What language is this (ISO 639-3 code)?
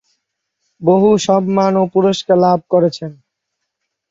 ben